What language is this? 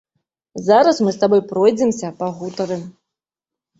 Belarusian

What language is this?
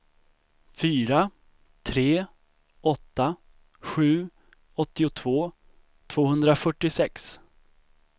Swedish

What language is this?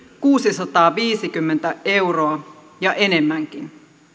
Finnish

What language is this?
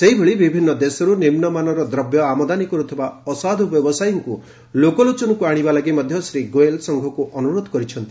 Odia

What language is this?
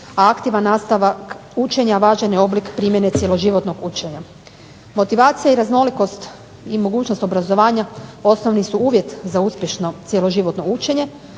Croatian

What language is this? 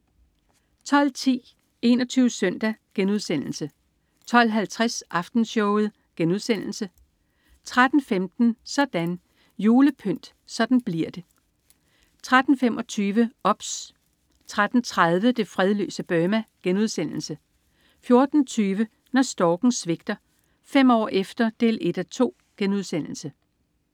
Danish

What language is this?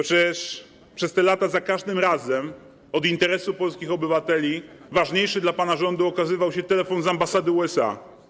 Polish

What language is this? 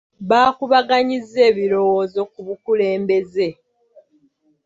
Ganda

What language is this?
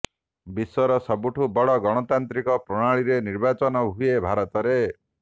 Odia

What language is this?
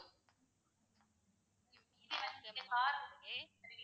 Tamil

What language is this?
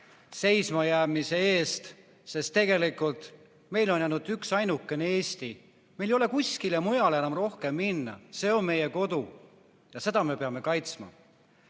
Estonian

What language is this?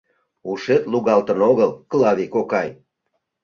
Mari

